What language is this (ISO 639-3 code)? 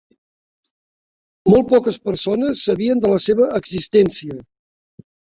cat